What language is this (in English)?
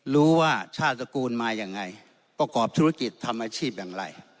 Thai